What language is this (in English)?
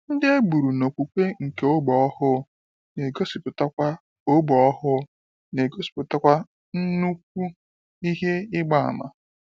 Igbo